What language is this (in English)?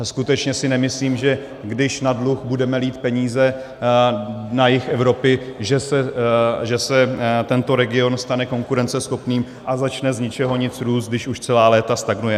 Czech